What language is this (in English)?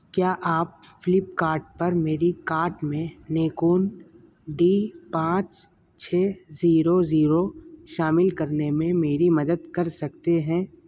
Urdu